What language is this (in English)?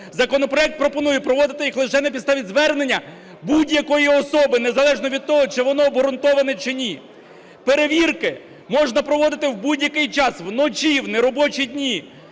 Ukrainian